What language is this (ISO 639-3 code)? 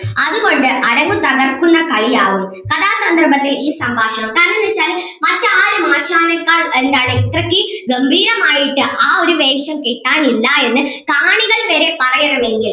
mal